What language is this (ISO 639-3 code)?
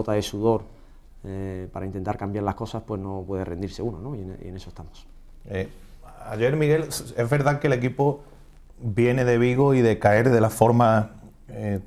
spa